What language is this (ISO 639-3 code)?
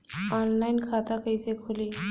bho